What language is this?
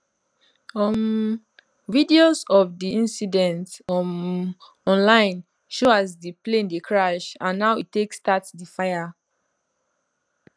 Nigerian Pidgin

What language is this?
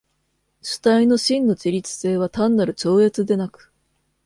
Japanese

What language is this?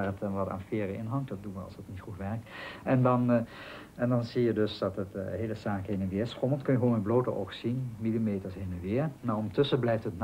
Dutch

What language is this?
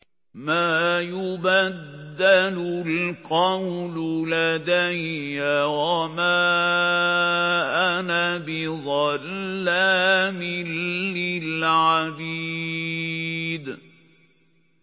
Arabic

